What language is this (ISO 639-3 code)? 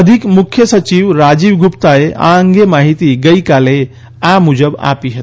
guj